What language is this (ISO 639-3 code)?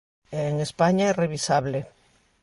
glg